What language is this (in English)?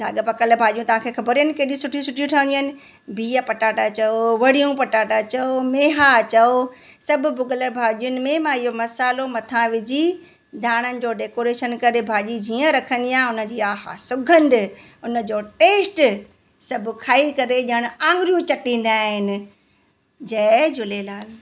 Sindhi